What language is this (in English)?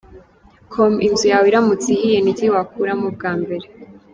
Kinyarwanda